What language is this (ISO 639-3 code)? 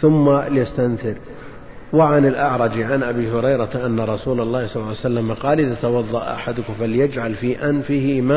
ara